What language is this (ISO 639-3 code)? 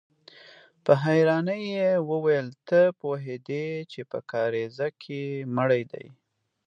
pus